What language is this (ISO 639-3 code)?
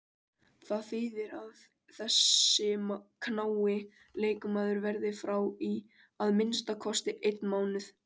isl